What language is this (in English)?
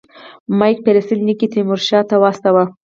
Pashto